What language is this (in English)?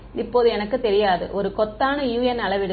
Tamil